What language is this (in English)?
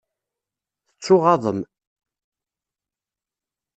Kabyle